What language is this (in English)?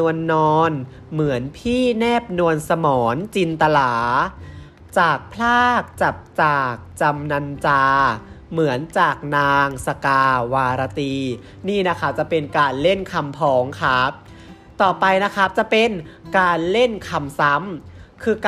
Thai